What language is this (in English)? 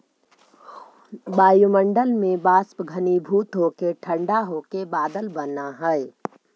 Magahi